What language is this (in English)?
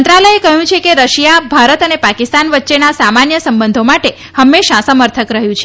Gujarati